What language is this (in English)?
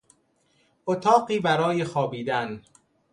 Persian